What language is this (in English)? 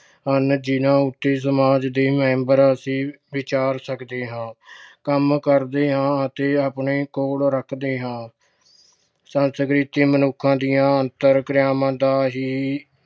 Punjabi